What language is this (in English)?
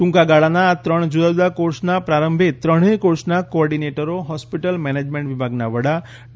Gujarati